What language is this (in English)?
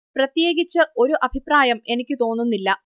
Malayalam